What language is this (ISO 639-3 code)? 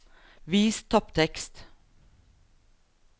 nor